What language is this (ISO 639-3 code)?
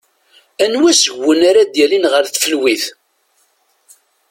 kab